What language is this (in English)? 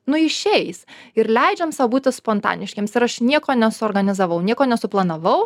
Lithuanian